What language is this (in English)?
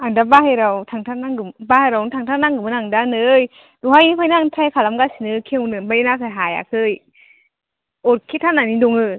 Bodo